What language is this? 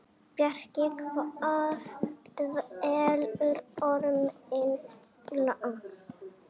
Icelandic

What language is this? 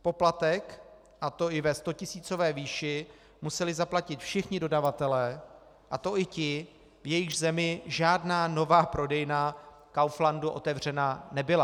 Czech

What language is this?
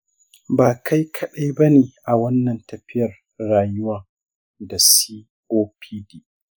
Hausa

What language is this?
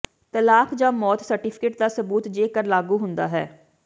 Punjabi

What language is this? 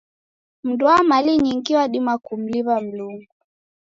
Taita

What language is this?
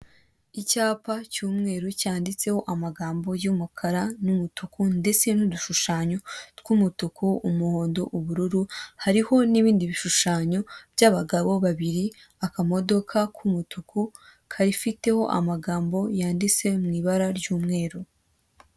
Kinyarwanda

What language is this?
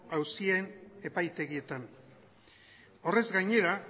Basque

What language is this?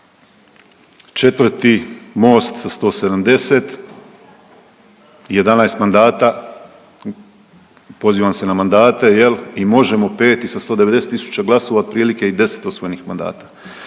Croatian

